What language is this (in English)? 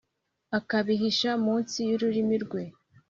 Kinyarwanda